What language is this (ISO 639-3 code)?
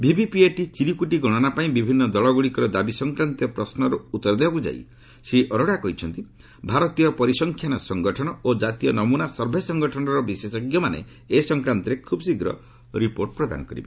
ori